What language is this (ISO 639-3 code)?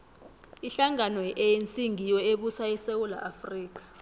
nbl